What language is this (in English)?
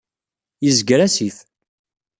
Kabyle